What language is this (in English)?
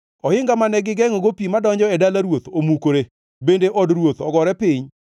Luo (Kenya and Tanzania)